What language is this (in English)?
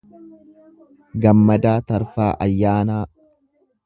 Oromo